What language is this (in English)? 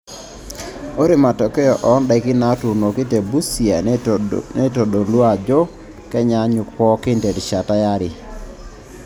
Masai